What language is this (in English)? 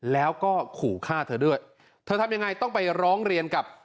Thai